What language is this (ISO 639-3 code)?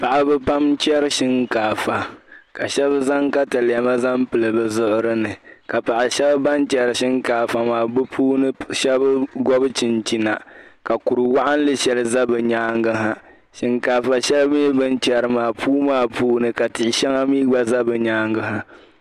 dag